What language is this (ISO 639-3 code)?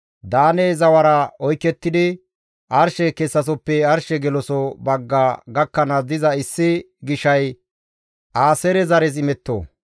gmv